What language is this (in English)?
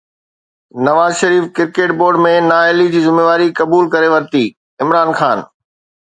Sindhi